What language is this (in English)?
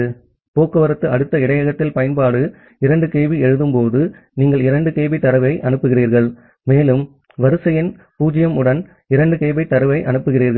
Tamil